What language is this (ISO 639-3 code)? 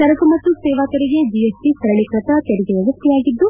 kan